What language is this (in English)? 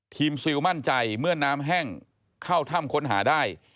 Thai